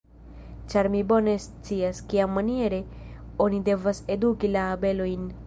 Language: Esperanto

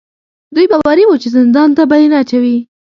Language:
Pashto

